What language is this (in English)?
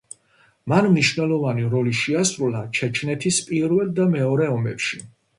Georgian